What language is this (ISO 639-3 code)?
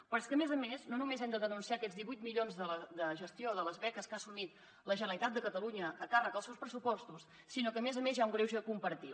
cat